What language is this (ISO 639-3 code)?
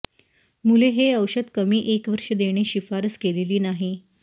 mar